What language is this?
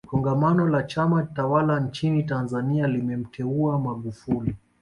Swahili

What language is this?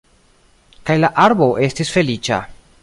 Esperanto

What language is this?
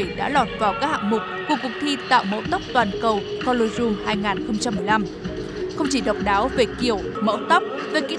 Vietnamese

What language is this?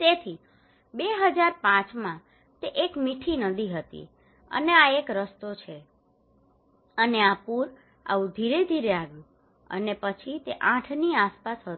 Gujarati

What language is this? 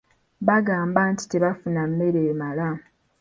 Ganda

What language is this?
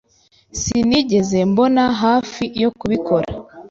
Kinyarwanda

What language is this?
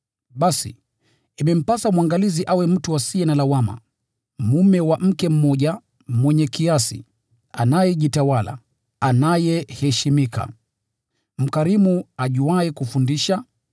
Swahili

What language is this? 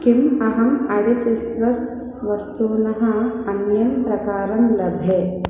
Sanskrit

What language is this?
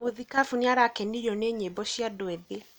Kikuyu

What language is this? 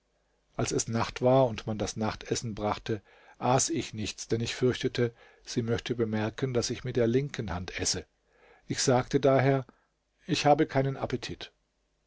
German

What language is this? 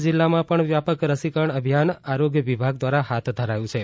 Gujarati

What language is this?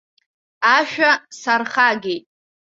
Abkhazian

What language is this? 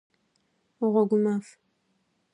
Adyghe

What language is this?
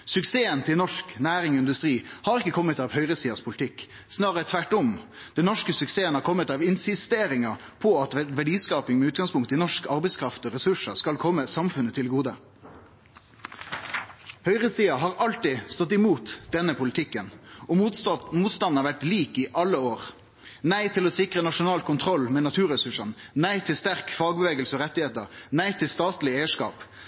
Norwegian Nynorsk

